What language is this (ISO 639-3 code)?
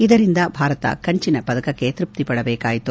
kan